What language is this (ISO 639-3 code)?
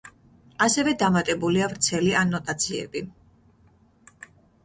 kat